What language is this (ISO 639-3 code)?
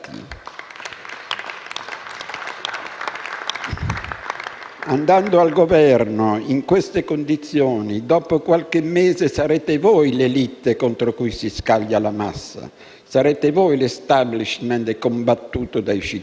ita